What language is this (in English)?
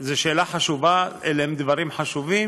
Hebrew